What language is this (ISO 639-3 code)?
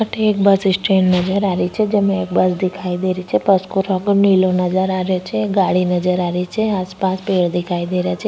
raj